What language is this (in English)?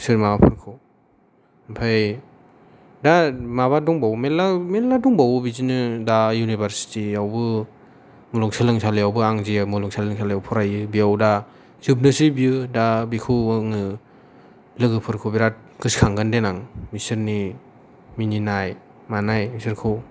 Bodo